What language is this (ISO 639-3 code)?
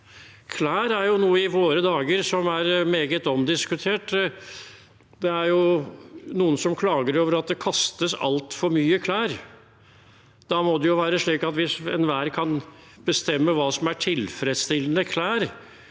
nor